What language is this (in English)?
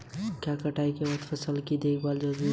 Hindi